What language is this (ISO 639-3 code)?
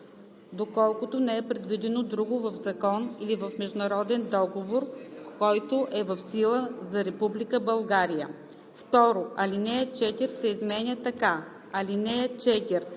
bul